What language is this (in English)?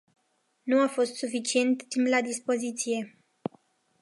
Romanian